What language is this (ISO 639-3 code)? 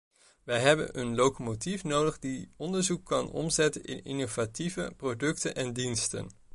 nld